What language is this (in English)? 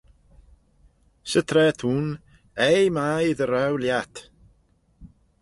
Manx